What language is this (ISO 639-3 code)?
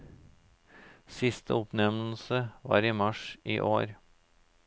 nor